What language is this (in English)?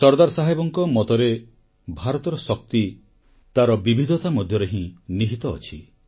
Odia